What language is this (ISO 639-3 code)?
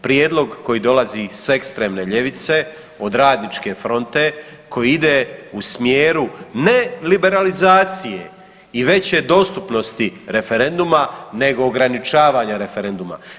hrv